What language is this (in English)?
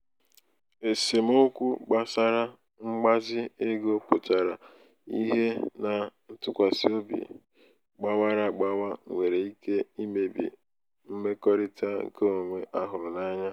Igbo